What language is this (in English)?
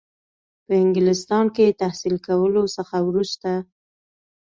Pashto